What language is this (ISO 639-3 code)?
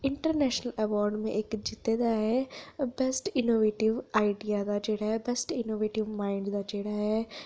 doi